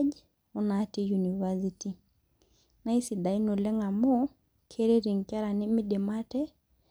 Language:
Masai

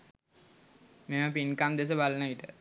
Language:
Sinhala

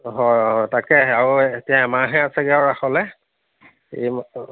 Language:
Assamese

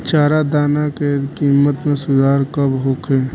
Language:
Bhojpuri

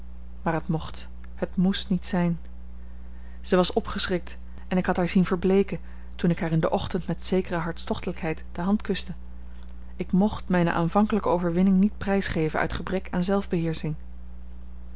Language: Dutch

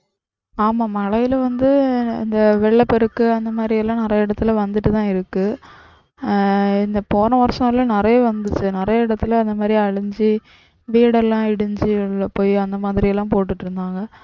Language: Tamil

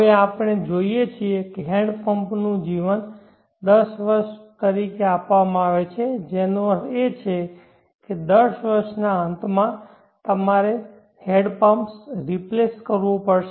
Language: Gujarati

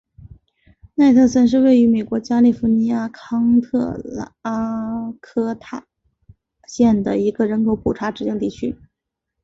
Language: Chinese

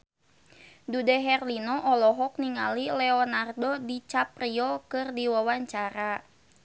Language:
Sundanese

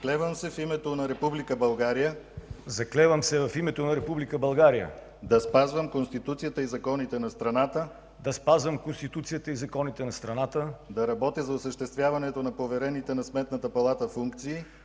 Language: Bulgarian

